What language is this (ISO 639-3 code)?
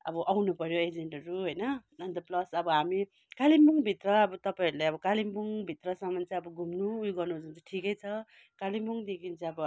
nep